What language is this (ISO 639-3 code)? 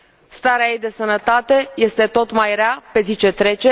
ron